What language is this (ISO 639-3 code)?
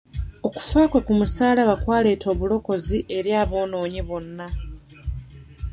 lug